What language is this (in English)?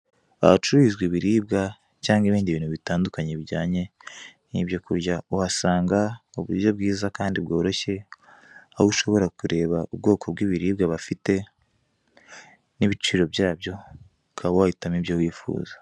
Kinyarwanda